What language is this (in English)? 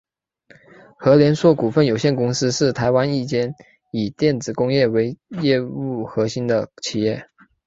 Chinese